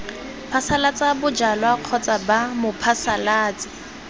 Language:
Tswana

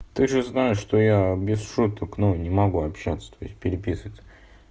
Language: Russian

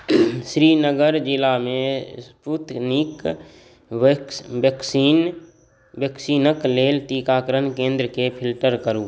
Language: Maithili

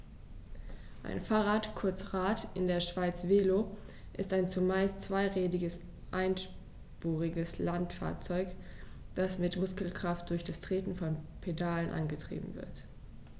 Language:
German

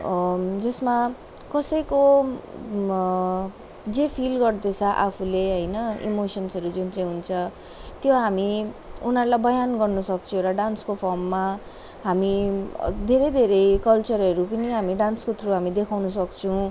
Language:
Nepali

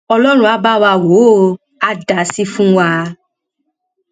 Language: Yoruba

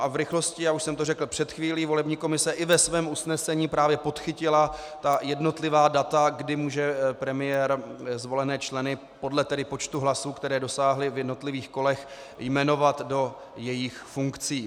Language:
Czech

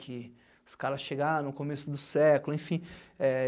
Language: Portuguese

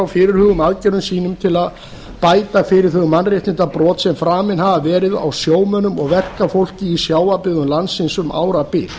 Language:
Icelandic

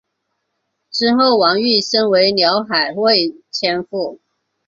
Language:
Chinese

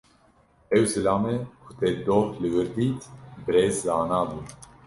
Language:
Kurdish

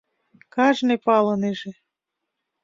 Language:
Mari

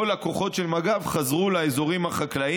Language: Hebrew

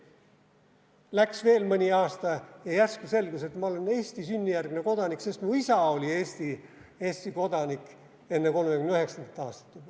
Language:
Estonian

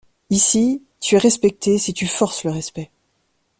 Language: French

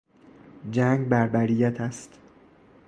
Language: Persian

